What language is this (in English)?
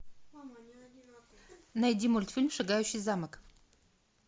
Russian